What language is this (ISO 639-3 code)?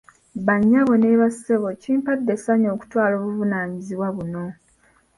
lug